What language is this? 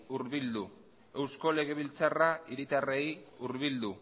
Basque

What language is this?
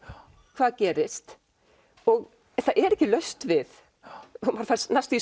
Icelandic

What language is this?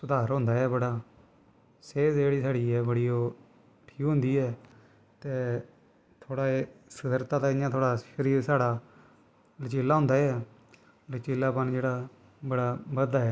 Dogri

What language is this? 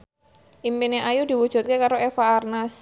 Javanese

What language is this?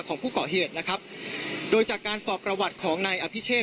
Thai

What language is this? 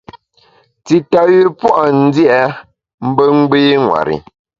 Bamun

